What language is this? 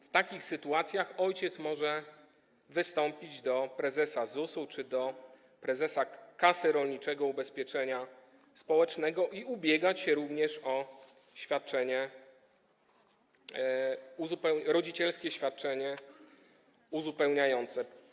Polish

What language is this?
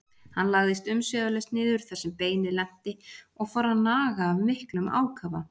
Icelandic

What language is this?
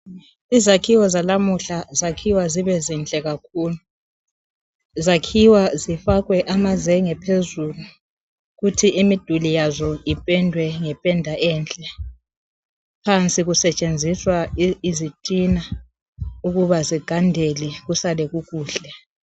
North Ndebele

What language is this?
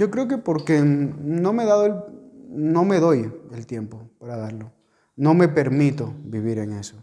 Spanish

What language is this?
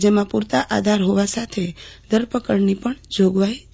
Gujarati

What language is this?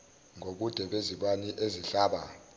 Zulu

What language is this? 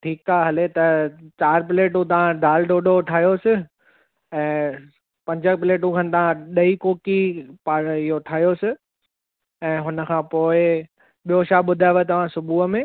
Sindhi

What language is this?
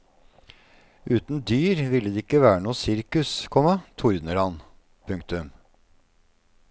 Norwegian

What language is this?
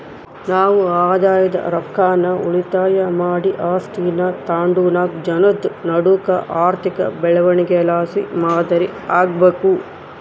Kannada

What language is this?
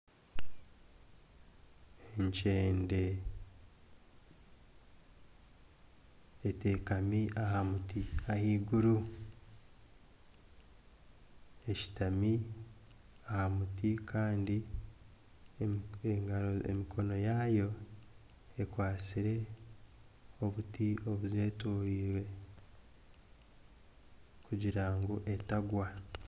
Nyankole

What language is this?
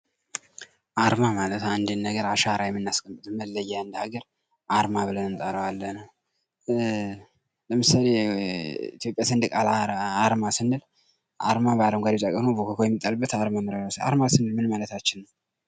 Amharic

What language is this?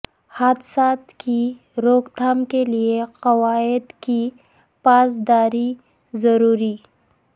Urdu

